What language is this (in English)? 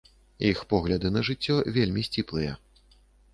Belarusian